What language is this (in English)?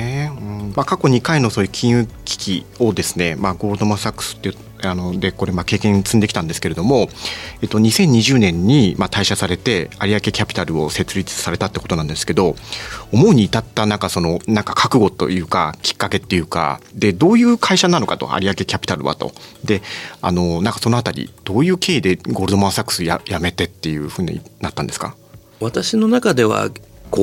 Japanese